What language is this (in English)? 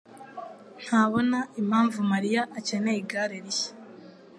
Kinyarwanda